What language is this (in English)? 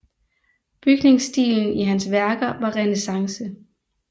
Danish